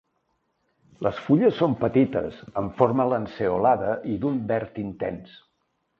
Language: Catalan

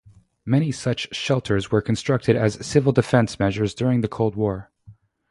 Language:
English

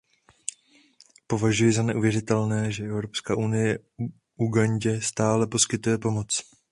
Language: Czech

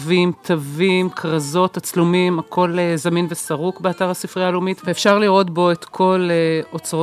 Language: Hebrew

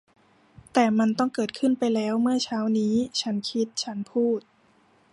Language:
Thai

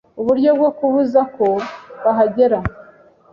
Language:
Kinyarwanda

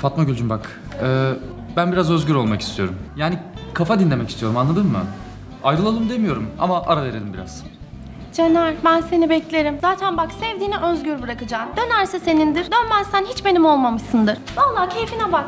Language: Turkish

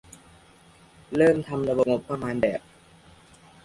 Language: Thai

